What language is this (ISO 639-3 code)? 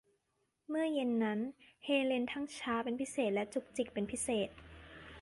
tha